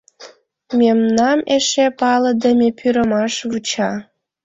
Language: Mari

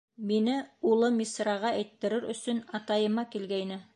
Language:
Bashkir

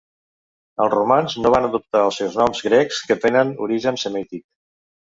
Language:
Catalan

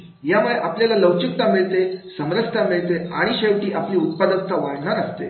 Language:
Marathi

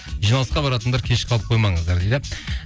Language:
Kazakh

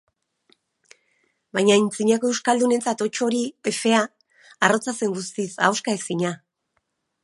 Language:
Basque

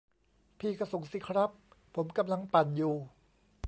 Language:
Thai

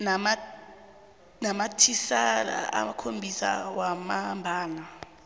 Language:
South Ndebele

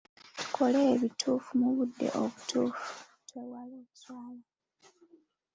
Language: Ganda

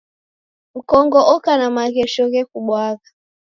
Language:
Taita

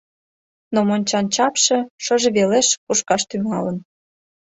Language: Mari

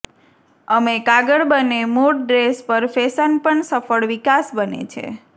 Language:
Gujarati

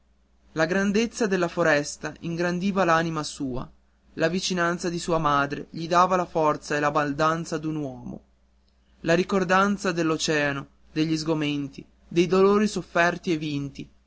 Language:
Italian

